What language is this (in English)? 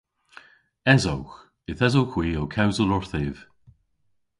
Cornish